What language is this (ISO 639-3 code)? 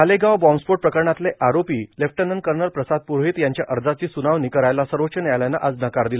mar